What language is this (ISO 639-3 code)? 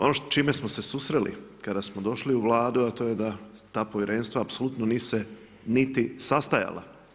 hrv